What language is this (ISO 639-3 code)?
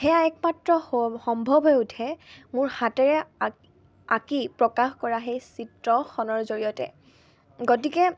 asm